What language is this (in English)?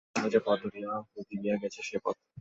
Bangla